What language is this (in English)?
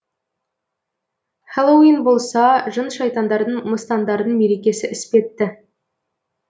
Kazakh